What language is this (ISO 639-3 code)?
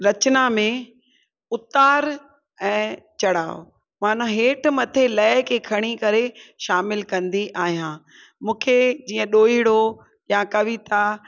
snd